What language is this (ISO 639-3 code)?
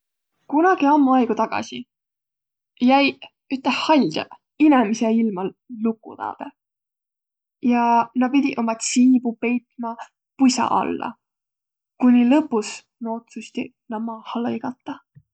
vro